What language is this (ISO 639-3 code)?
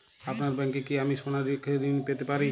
ben